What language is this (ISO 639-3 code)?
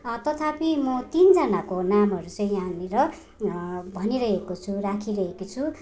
nep